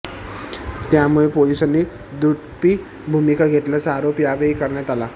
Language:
Marathi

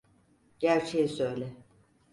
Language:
Turkish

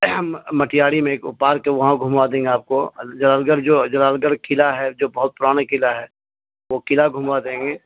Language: Urdu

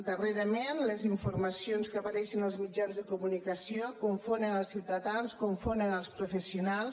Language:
Catalan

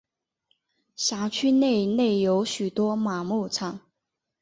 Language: Chinese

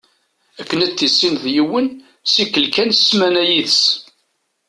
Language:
Kabyle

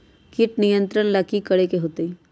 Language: Magahi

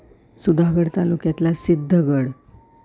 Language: Marathi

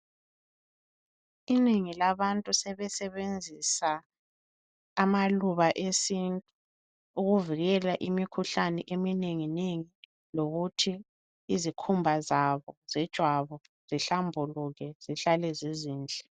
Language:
North Ndebele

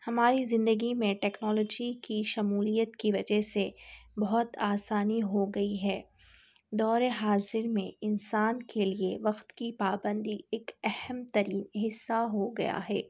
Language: Urdu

